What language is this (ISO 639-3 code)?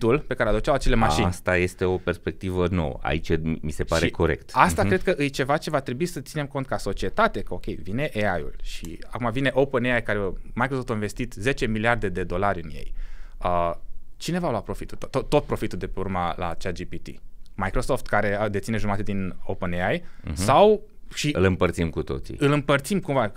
ron